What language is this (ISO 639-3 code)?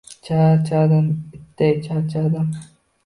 uzb